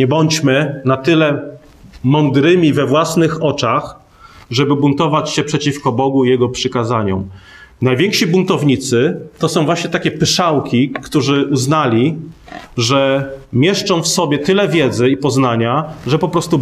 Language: Polish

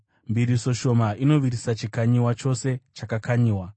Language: Shona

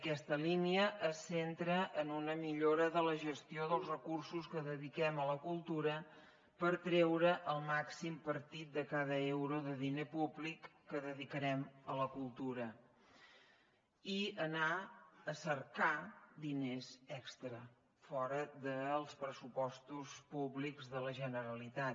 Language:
Catalan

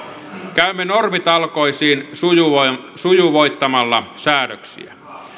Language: Finnish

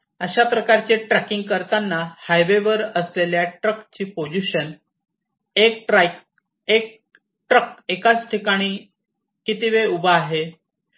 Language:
Marathi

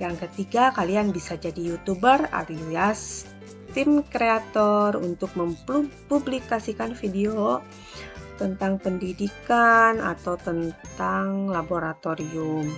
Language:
Indonesian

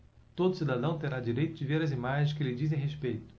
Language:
Portuguese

